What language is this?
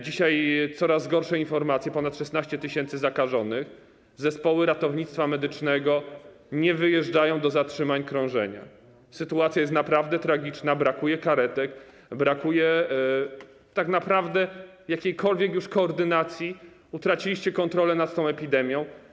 Polish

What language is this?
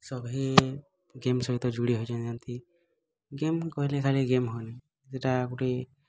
Odia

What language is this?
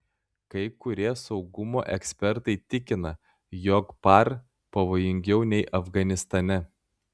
Lithuanian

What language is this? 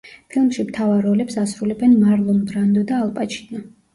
Georgian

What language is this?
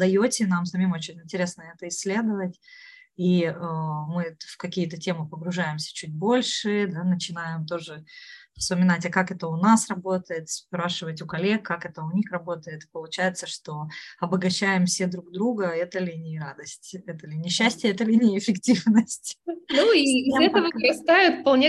Russian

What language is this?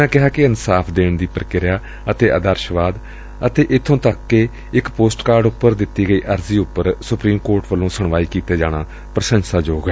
Punjabi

